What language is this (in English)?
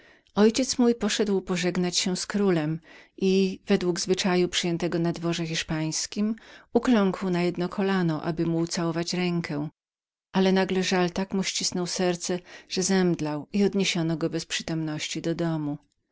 Polish